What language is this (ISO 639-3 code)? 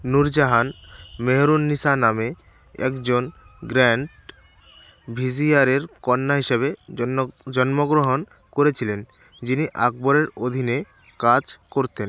ben